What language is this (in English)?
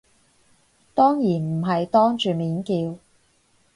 Cantonese